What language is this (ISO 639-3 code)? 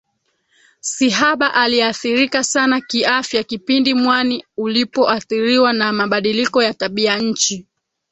swa